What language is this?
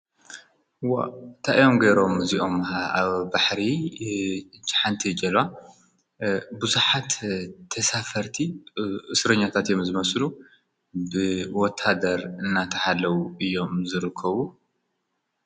Tigrinya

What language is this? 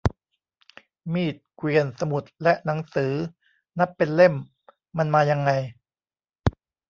Thai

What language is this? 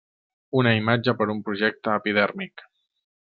Catalan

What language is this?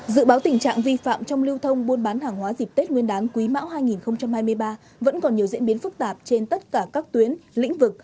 Vietnamese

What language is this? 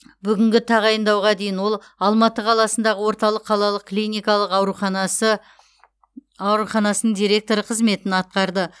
Kazakh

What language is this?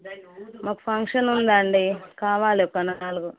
Telugu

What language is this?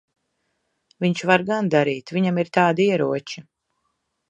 Latvian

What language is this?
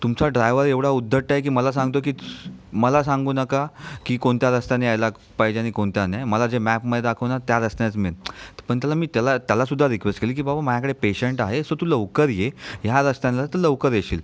Marathi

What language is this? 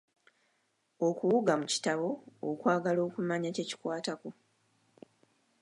Ganda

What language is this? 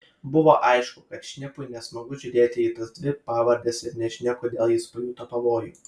Lithuanian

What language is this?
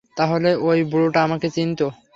Bangla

